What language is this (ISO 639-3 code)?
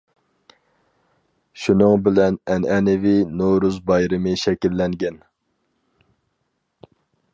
uig